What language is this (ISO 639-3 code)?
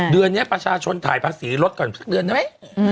tha